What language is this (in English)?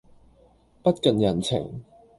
Cantonese